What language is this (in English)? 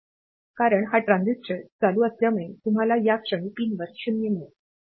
Marathi